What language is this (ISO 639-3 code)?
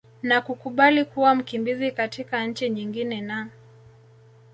swa